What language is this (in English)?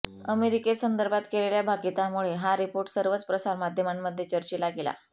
Marathi